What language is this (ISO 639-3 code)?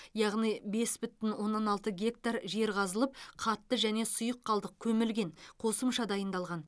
kaz